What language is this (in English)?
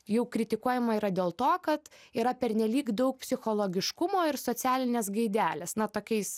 Lithuanian